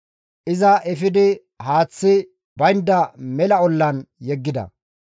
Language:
Gamo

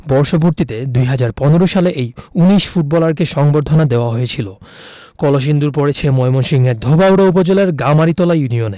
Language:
Bangla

